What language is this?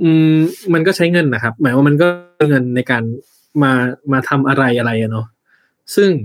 Thai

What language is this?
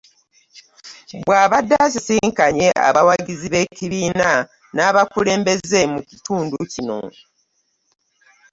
Ganda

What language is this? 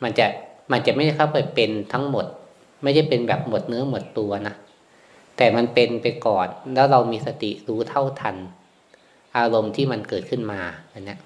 Thai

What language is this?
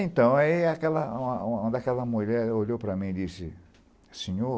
Portuguese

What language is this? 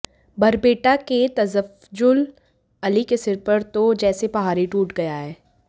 Hindi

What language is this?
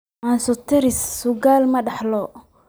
Somali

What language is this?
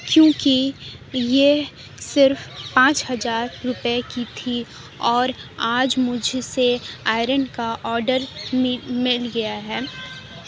Urdu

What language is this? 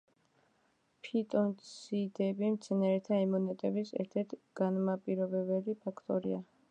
Georgian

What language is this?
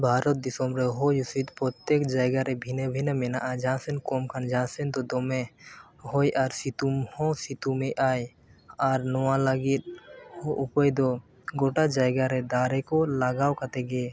Santali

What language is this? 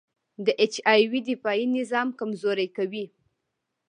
Pashto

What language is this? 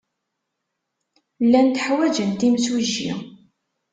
Kabyle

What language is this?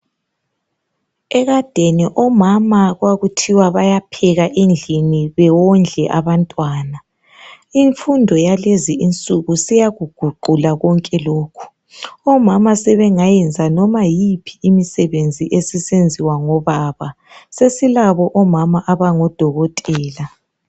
North Ndebele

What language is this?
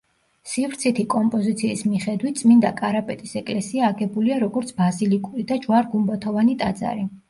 Georgian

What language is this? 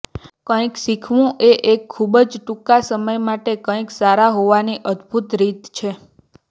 Gujarati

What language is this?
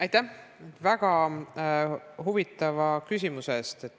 Estonian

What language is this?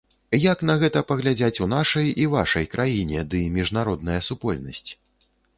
Belarusian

